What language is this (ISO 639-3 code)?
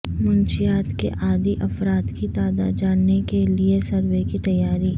urd